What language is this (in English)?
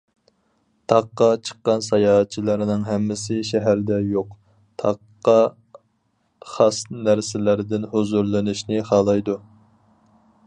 Uyghur